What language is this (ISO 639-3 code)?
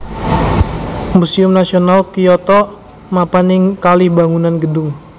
jav